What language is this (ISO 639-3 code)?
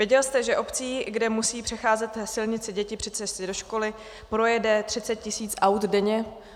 ces